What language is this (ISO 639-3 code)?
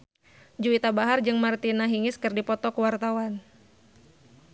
sun